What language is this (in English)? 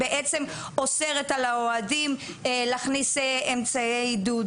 Hebrew